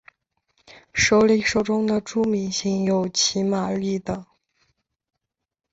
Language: Chinese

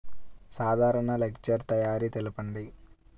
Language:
Telugu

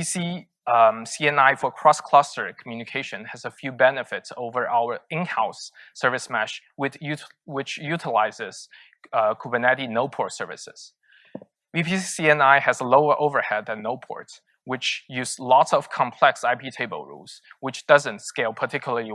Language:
English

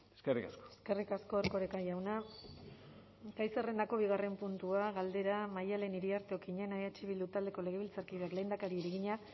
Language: Basque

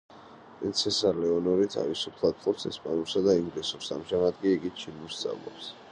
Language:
Georgian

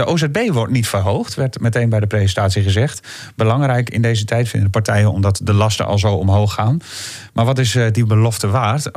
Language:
Dutch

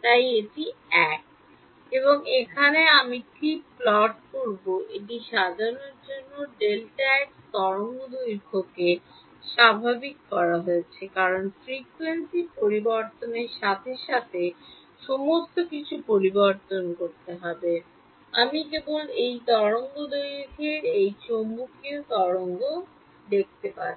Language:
Bangla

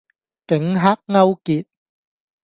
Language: Cantonese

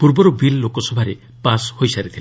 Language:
Odia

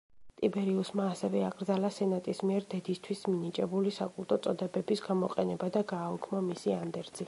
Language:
Georgian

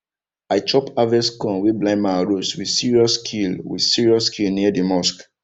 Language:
Nigerian Pidgin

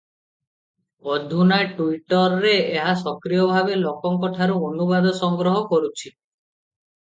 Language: Odia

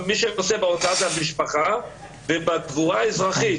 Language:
Hebrew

